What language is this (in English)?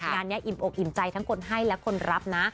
Thai